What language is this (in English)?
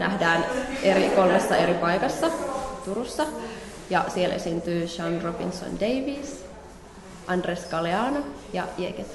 Finnish